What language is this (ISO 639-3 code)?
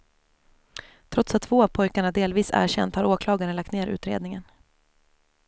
swe